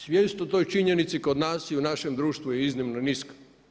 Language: Croatian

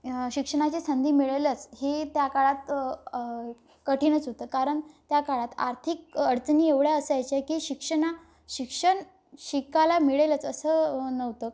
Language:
Marathi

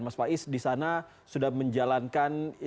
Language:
Indonesian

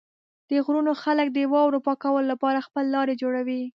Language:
Pashto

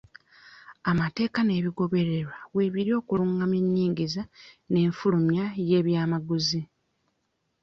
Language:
Ganda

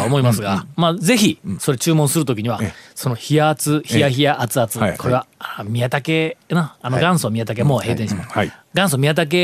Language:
Japanese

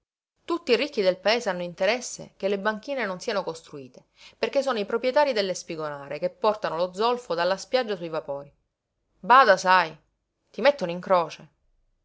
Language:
Italian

